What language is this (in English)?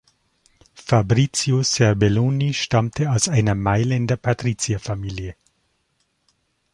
German